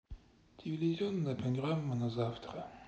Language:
Russian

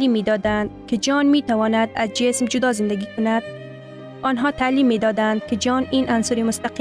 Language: Persian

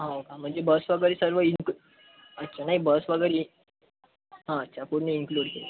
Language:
Marathi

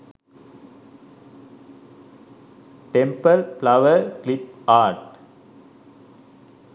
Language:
Sinhala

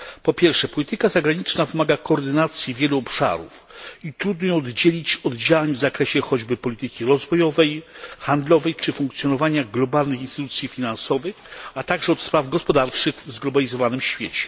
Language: Polish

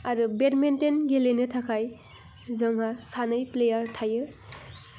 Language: Bodo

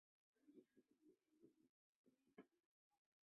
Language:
Chinese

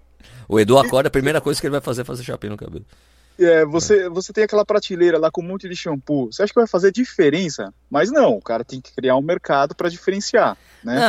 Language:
Portuguese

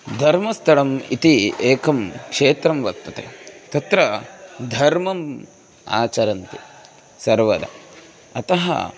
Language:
Sanskrit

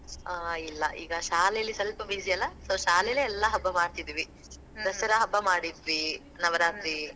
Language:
Kannada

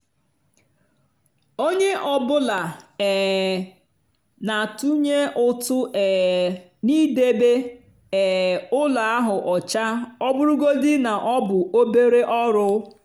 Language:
Igbo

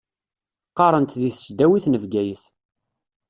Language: Kabyle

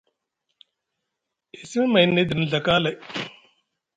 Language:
Musgu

